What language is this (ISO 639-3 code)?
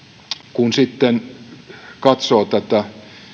fin